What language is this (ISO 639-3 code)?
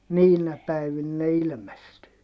fin